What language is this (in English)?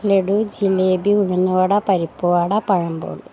Malayalam